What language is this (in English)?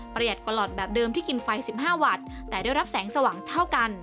Thai